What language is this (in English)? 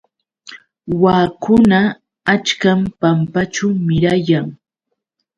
Yauyos Quechua